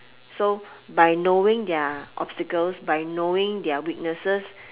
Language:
English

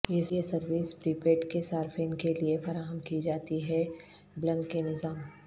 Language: Urdu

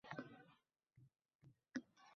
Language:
Uzbek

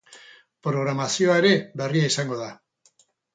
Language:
Basque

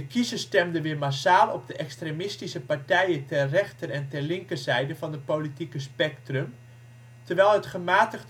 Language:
Dutch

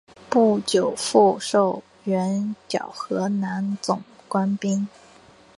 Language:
Chinese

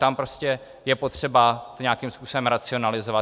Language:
Czech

